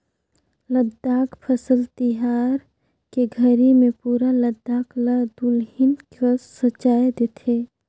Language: Chhattisgarhi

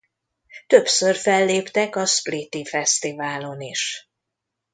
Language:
Hungarian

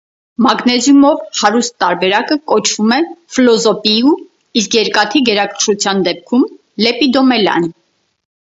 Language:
Armenian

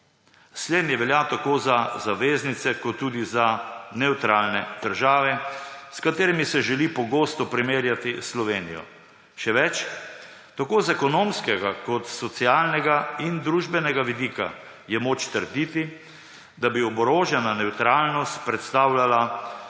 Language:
Slovenian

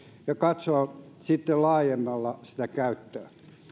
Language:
Finnish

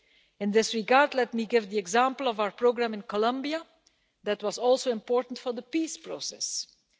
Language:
English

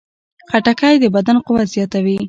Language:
Pashto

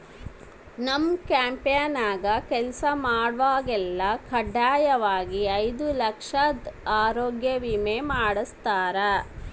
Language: Kannada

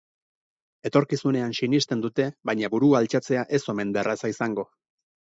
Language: Basque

